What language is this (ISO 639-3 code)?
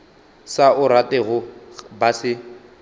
nso